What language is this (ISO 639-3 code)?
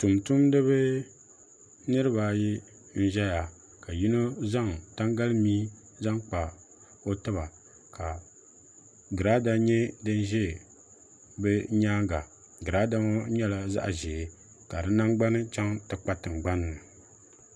dag